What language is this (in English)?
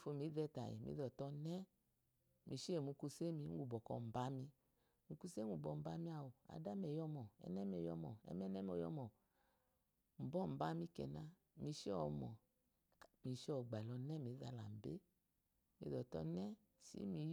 Eloyi